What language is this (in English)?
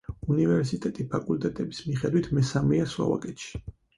Georgian